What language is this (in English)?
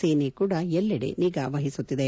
Kannada